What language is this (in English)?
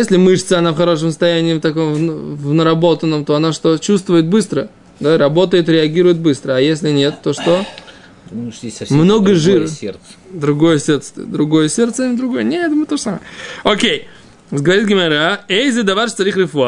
Russian